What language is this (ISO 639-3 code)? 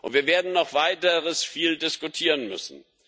deu